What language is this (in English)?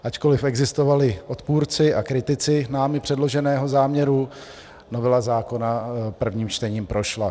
Czech